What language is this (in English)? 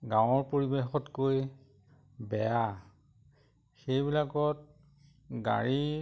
Assamese